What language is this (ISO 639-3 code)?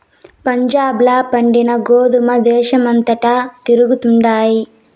tel